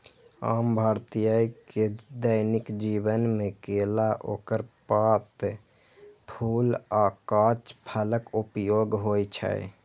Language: Maithili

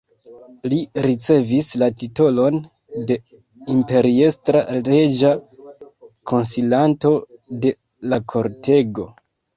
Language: Esperanto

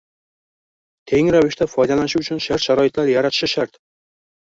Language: Uzbek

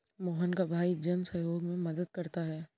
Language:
Hindi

